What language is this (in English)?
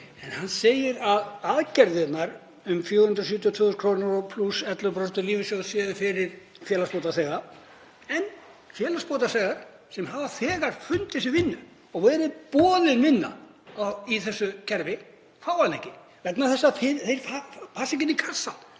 Icelandic